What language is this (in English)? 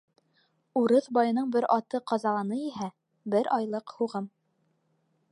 Bashkir